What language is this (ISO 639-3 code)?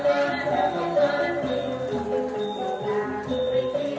tha